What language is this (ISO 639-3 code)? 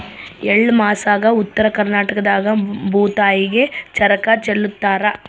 kan